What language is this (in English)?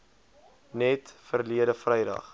Afrikaans